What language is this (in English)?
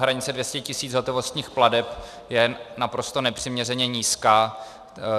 Czech